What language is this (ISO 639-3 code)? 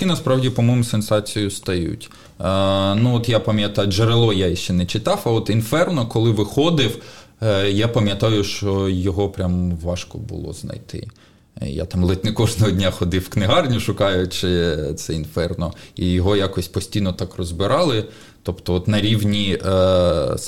ukr